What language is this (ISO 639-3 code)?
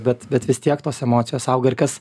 lit